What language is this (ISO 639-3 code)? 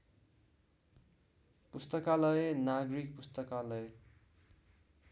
nep